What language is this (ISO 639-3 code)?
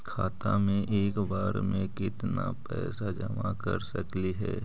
mag